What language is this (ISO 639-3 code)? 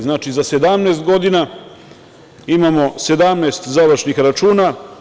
srp